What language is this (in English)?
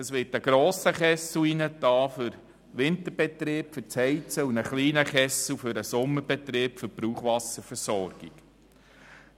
Swiss German